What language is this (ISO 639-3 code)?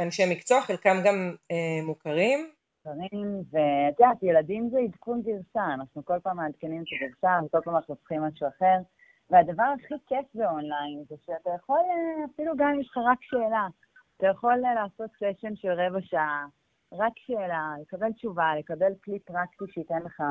heb